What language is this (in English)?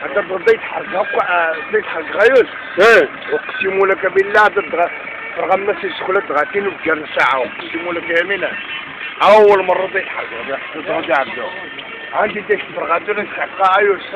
Arabic